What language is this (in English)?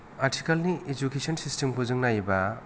Bodo